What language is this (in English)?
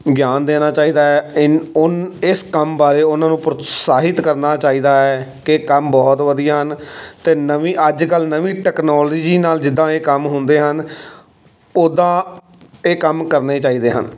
Punjabi